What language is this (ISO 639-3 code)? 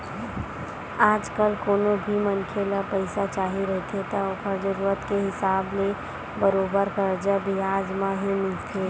hne